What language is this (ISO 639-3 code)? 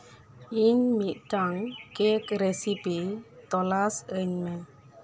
sat